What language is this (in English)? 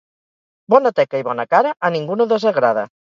Catalan